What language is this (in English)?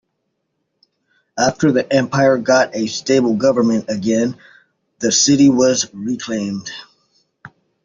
English